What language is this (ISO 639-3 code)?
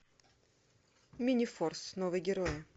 rus